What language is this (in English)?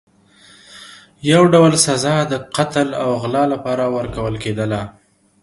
Pashto